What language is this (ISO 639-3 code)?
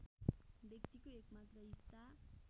nep